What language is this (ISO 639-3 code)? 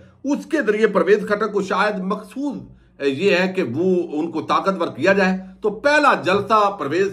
hin